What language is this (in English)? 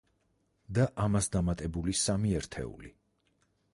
Georgian